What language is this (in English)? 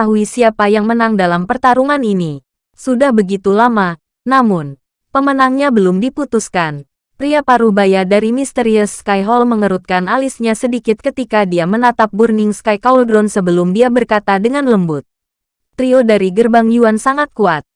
Indonesian